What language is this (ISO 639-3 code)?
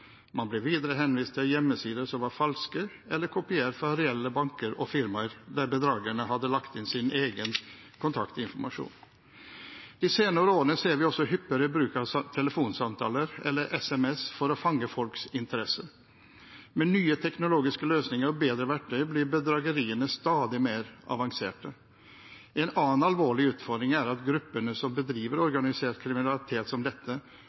nob